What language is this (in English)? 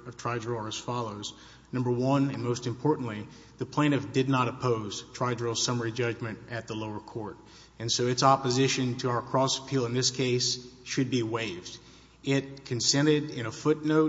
English